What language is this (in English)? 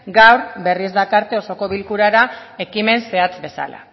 Basque